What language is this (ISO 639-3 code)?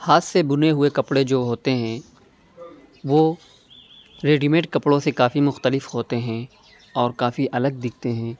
urd